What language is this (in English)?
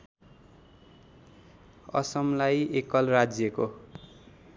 Nepali